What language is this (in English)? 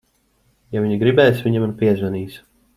Latvian